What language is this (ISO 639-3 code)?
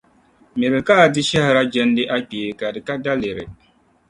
dag